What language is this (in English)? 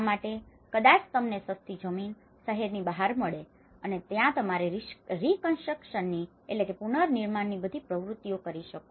Gujarati